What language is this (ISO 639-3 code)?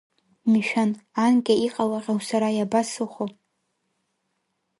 abk